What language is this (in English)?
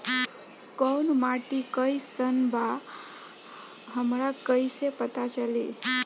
Bhojpuri